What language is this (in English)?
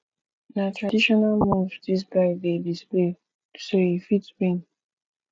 Nigerian Pidgin